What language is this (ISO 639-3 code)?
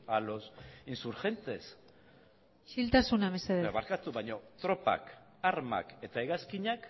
eus